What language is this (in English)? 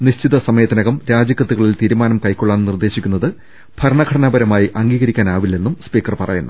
Malayalam